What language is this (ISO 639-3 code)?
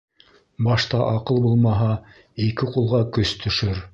bak